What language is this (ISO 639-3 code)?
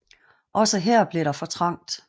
dan